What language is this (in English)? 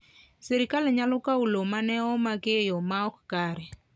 Luo (Kenya and Tanzania)